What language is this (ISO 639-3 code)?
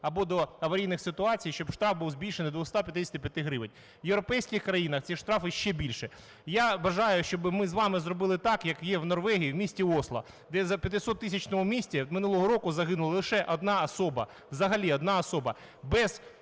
ukr